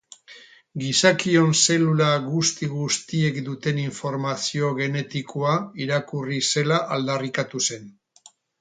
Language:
Basque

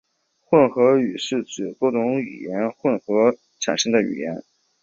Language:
Chinese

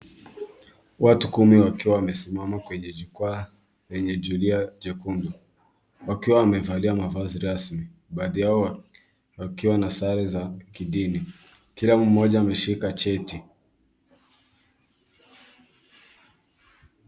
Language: Swahili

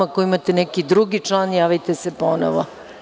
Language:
Serbian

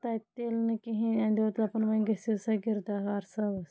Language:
Kashmiri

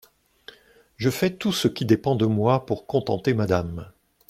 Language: French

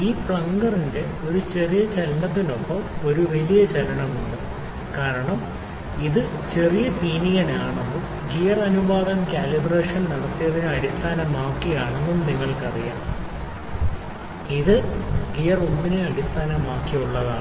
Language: Malayalam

